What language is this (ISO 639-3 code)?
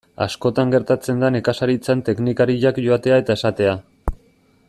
eus